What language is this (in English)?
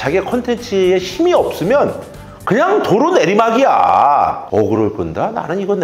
Korean